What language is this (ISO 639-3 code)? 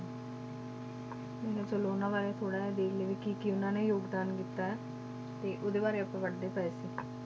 pan